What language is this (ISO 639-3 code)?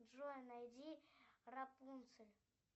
rus